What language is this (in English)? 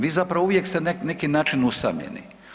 Croatian